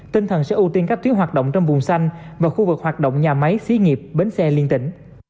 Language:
Vietnamese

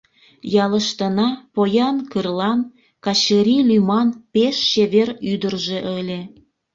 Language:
Mari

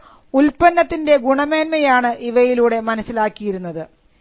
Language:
Malayalam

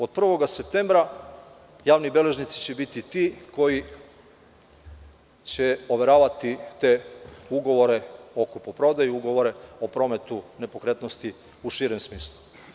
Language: Serbian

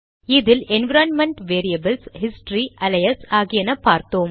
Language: Tamil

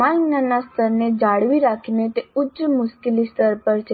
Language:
Gujarati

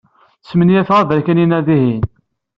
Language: Kabyle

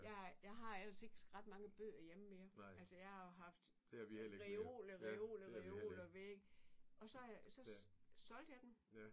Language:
Danish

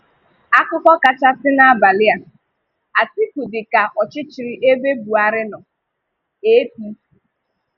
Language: Igbo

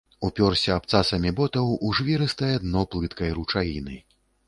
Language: Belarusian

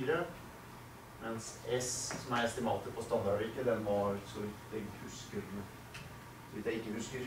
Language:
Swedish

